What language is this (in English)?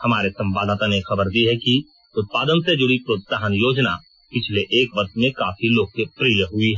Hindi